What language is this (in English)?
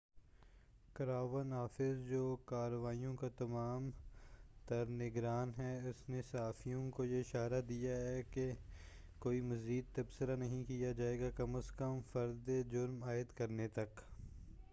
Urdu